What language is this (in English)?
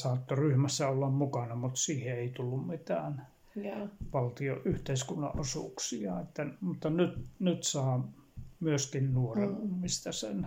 Finnish